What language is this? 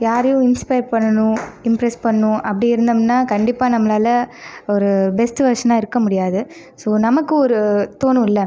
Tamil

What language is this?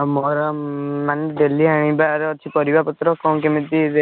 Odia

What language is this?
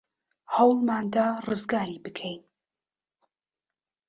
Central Kurdish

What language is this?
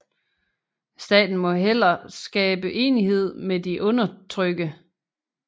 Danish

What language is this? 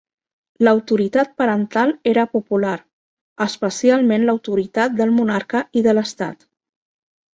Catalan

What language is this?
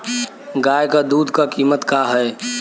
Bhojpuri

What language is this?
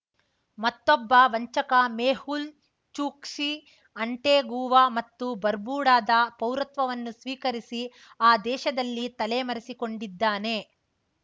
Kannada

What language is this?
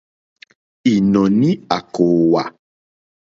Mokpwe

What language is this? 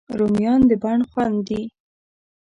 Pashto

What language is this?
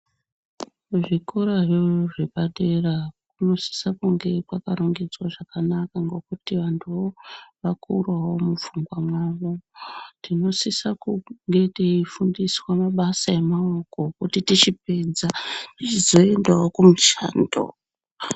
Ndau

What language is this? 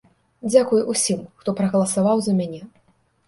Belarusian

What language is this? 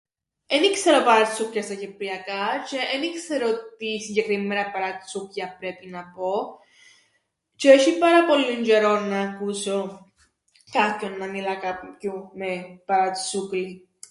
Greek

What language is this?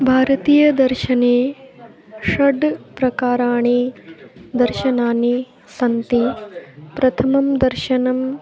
Sanskrit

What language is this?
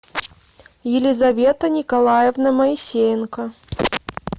Russian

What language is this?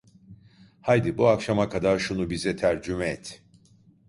Turkish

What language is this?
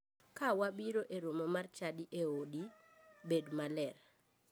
Luo (Kenya and Tanzania)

